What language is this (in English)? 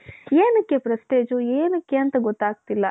Kannada